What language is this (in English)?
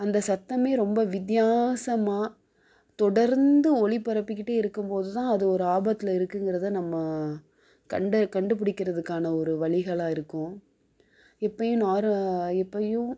Tamil